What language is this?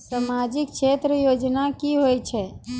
Maithili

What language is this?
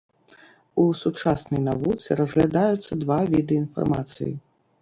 Belarusian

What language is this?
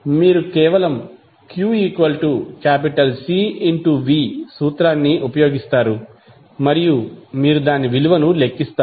Telugu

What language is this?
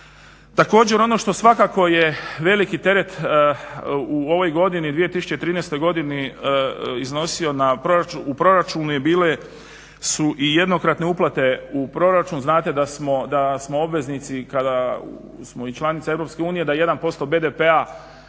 Croatian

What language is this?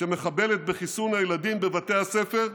Hebrew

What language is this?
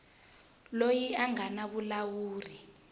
Tsonga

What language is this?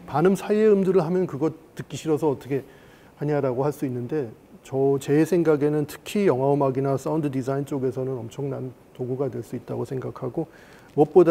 Korean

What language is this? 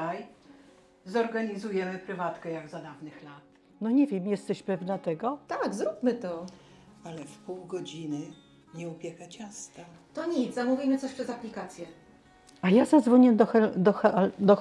Polish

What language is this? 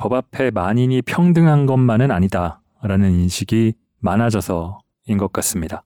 Korean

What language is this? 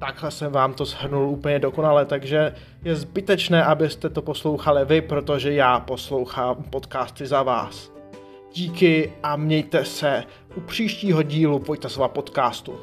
Czech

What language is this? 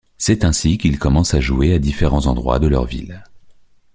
French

